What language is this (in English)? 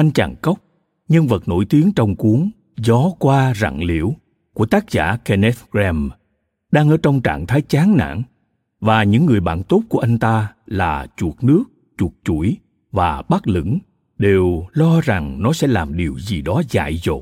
Vietnamese